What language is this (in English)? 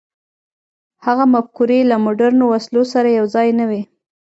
Pashto